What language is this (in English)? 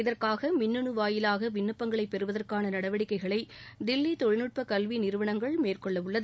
Tamil